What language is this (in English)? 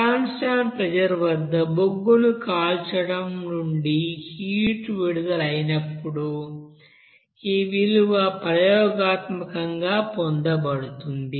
Telugu